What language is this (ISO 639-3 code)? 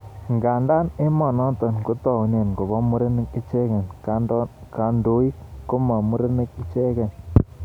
kln